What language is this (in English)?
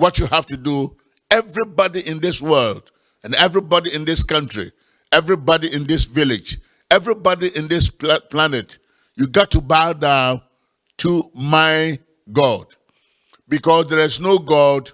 English